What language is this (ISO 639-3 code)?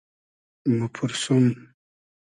haz